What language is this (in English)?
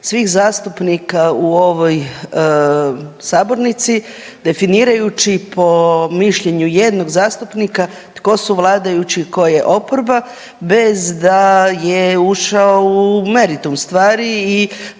Croatian